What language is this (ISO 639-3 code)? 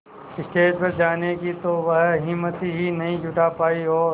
hin